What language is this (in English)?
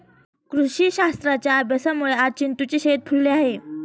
Marathi